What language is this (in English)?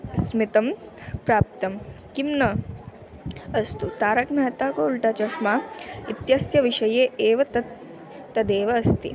Sanskrit